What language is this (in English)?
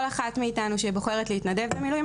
Hebrew